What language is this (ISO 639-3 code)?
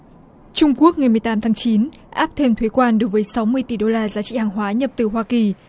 vie